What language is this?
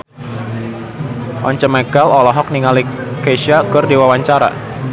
Sundanese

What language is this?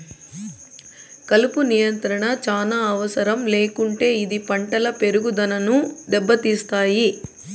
Telugu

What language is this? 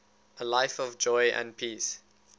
English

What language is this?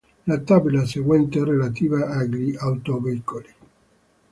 Italian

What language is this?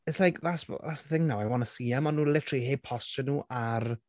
Welsh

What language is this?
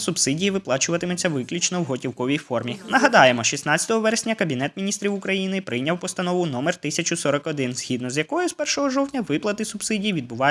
Ukrainian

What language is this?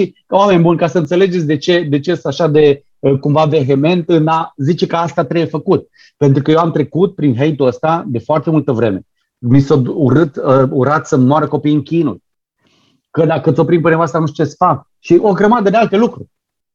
Romanian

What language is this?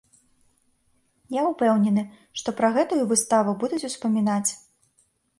Belarusian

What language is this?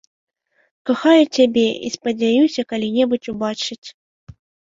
Belarusian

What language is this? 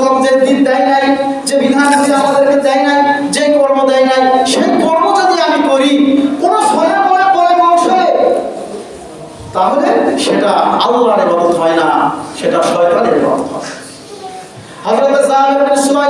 Indonesian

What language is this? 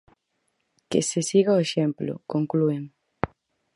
Galician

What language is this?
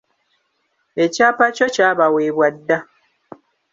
Ganda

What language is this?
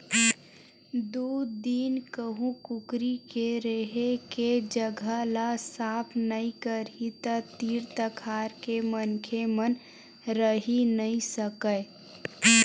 Chhattisgarhi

